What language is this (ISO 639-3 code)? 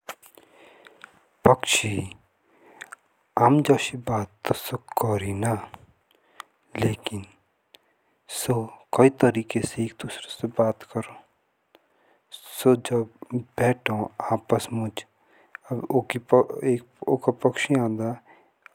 jns